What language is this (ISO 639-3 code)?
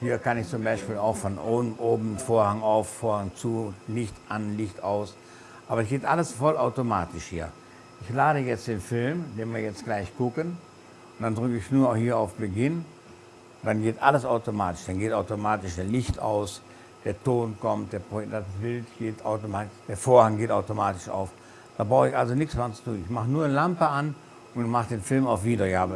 deu